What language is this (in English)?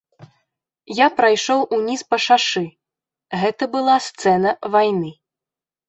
Belarusian